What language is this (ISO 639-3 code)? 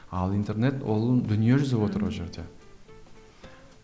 kaz